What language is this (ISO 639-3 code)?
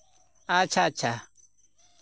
sat